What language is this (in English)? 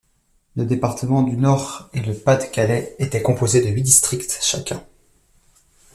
French